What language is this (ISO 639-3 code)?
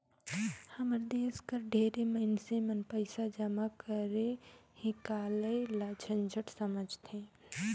hne